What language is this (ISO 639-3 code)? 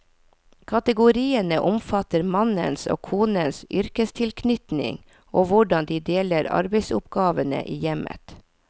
nor